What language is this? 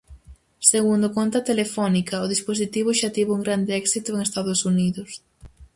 Galician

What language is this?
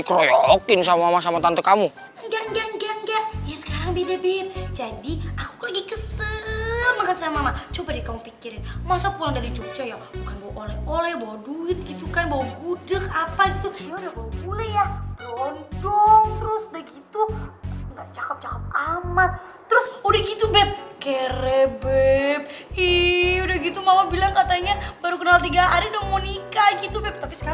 Indonesian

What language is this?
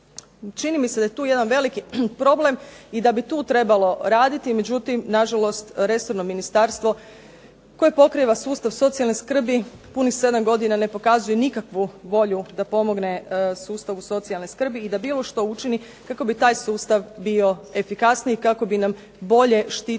Croatian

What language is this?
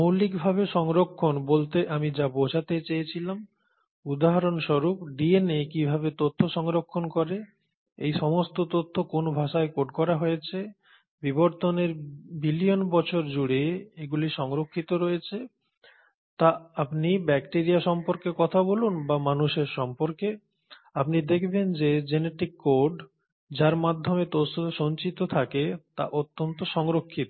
Bangla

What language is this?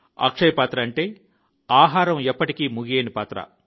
Telugu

